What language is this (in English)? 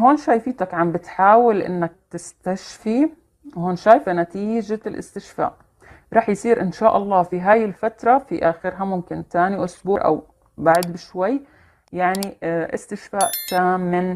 Arabic